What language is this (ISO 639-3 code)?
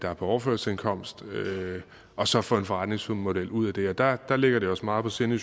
dan